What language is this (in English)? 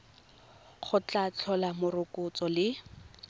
Tswana